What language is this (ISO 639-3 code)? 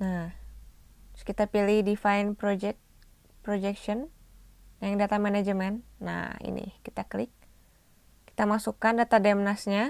ind